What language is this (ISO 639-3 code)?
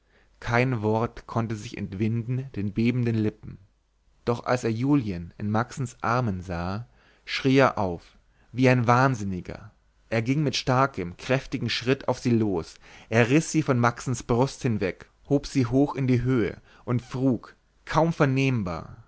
deu